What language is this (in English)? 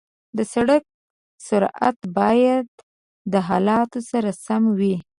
Pashto